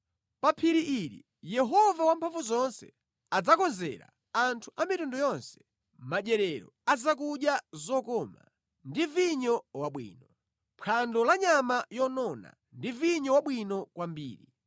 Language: Nyanja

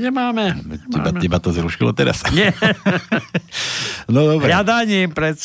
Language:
Slovak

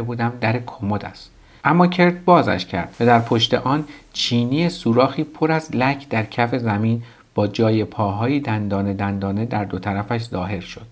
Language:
Persian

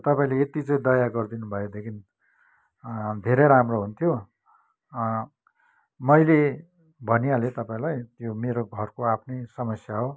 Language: Nepali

